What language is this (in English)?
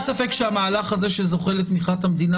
Hebrew